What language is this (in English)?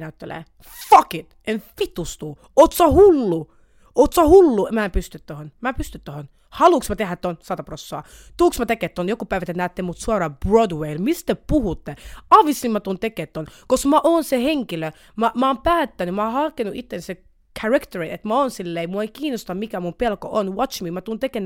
Finnish